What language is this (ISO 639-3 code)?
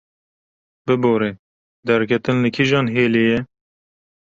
kur